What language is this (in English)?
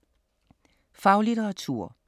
Danish